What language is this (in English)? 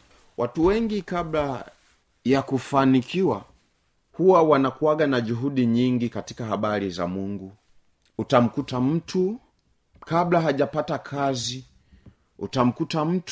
Swahili